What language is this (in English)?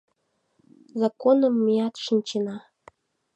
Mari